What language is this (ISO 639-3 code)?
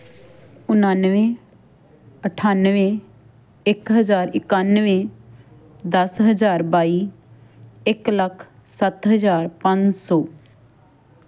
pan